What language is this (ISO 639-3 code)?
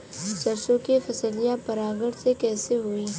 bho